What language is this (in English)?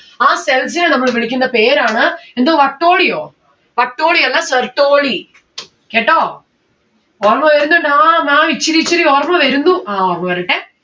Malayalam